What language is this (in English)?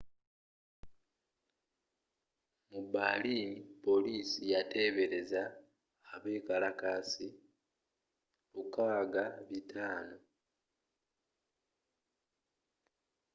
Ganda